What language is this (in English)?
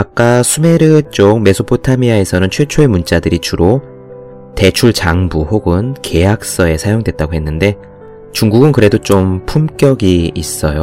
Korean